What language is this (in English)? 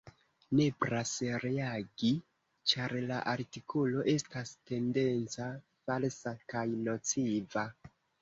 Esperanto